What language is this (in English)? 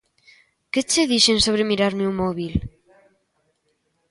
Galician